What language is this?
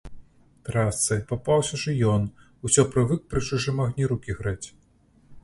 Belarusian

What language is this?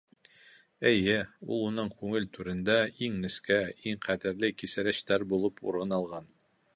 Bashkir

